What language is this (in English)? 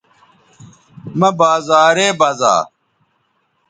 Bateri